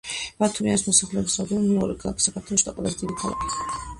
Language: Georgian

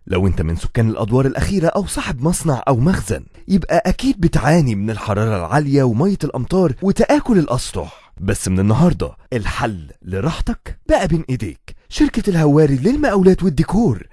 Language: Arabic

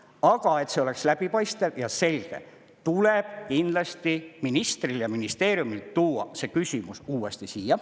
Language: Estonian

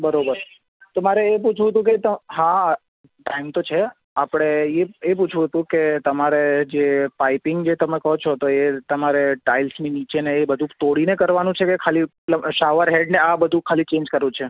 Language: Gujarati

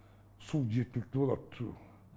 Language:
Kazakh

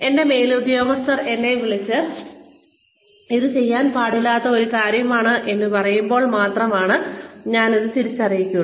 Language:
Malayalam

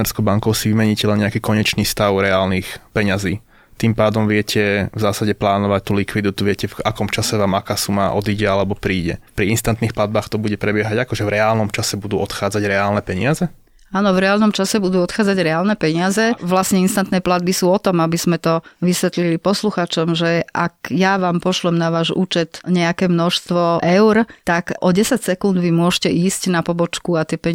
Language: Slovak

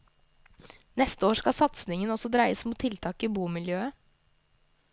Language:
Norwegian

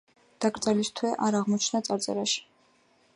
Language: Georgian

